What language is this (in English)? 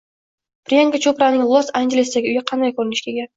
Uzbek